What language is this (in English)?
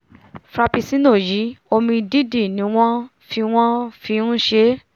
Yoruba